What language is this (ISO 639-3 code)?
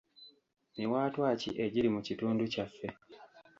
lug